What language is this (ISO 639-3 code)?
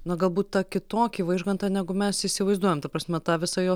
lit